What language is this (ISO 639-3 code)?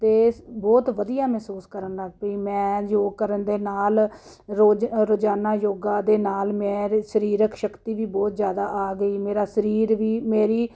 pan